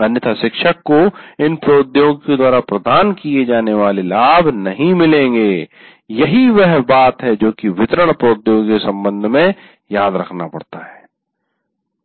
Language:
Hindi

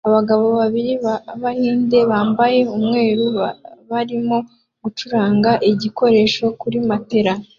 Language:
Kinyarwanda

